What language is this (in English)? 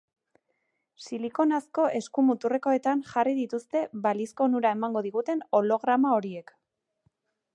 Basque